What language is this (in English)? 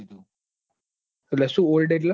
Gujarati